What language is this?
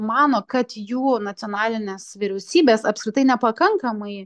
Lithuanian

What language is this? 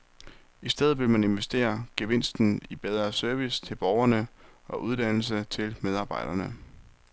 Danish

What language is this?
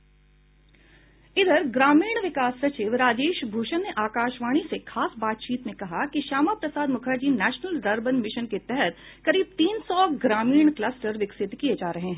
Hindi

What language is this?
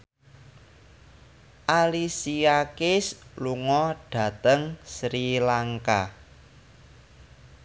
Javanese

